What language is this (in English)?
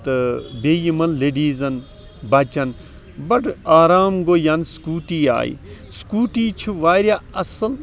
Kashmiri